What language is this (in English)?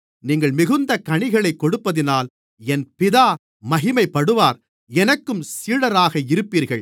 Tamil